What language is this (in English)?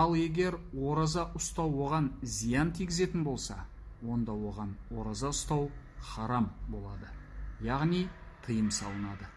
Turkish